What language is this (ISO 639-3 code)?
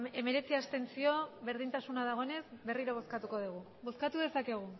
eus